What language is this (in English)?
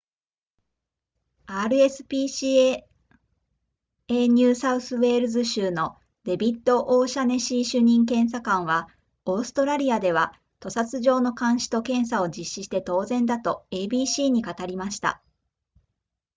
Japanese